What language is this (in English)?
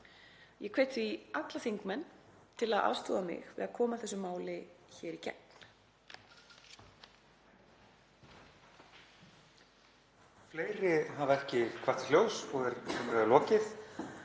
Icelandic